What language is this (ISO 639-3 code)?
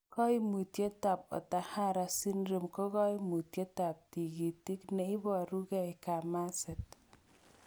kln